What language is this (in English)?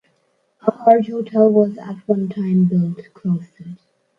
English